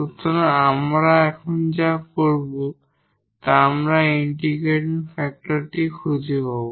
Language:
Bangla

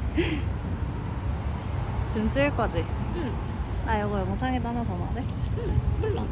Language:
Korean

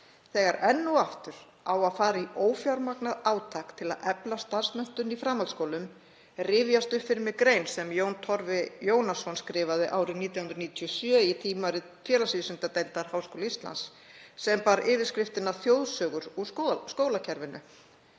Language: Icelandic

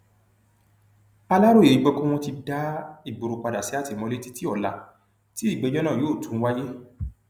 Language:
Yoruba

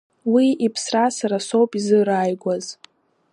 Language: Abkhazian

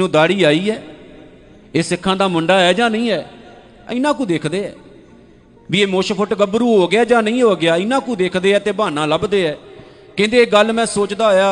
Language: Punjabi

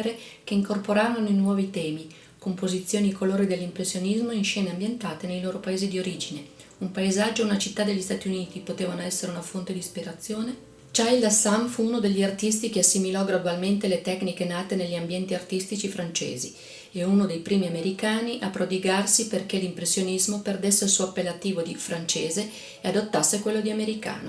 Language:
Italian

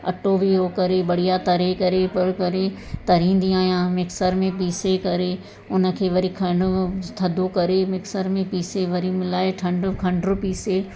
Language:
Sindhi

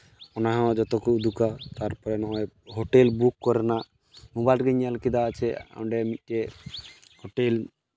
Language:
Santali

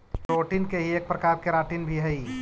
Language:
Magahi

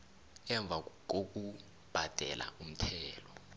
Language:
South Ndebele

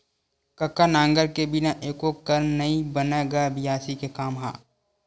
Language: Chhattisgarhi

